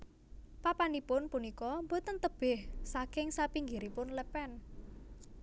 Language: Javanese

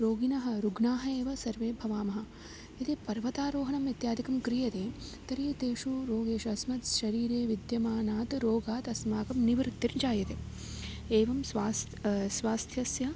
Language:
Sanskrit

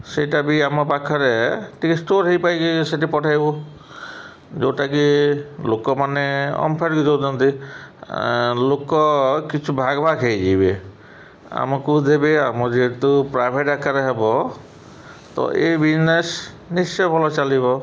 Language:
Odia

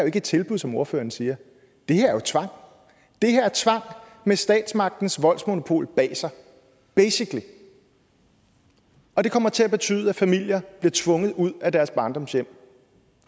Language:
Danish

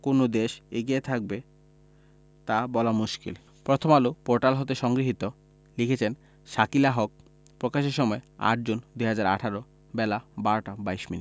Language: Bangla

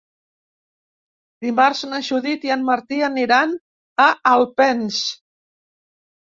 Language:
Catalan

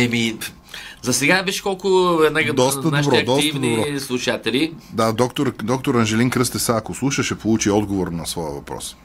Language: Bulgarian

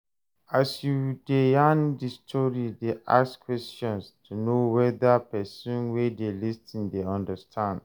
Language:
Nigerian Pidgin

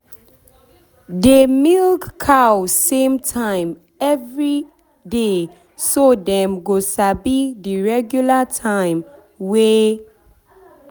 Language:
Nigerian Pidgin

